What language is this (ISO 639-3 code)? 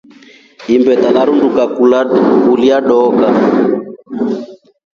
rof